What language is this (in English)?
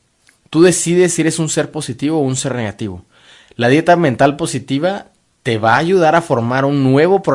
Spanish